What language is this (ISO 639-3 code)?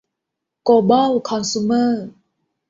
tha